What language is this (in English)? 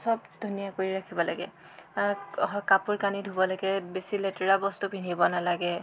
Assamese